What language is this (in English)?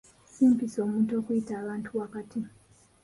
Ganda